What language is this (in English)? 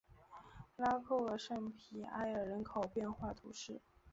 Chinese